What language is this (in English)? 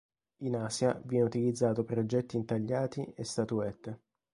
Italian